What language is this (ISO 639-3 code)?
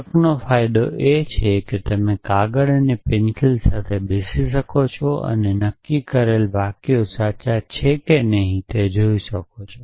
guj